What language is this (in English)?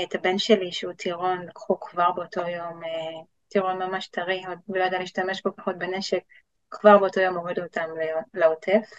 Hebrew